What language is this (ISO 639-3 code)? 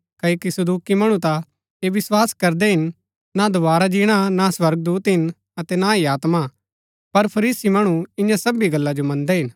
gbk